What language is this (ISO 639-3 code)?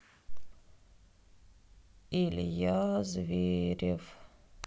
rus